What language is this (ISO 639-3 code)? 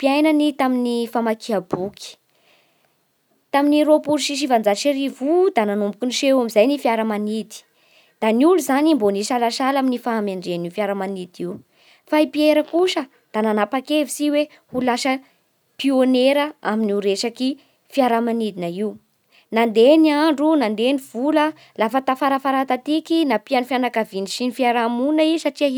bhr